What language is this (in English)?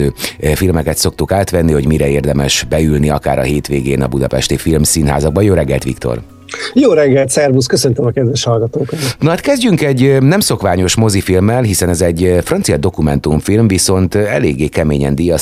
Hungarian